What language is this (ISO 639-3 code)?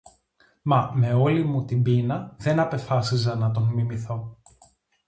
ell